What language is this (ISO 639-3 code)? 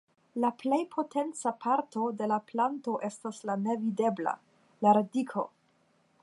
epo